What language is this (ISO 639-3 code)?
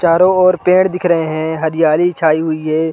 hin